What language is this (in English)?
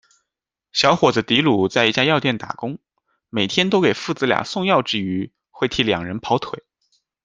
Chinese